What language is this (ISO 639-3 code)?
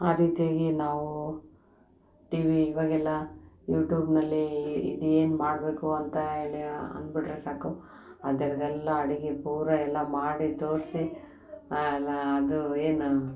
kan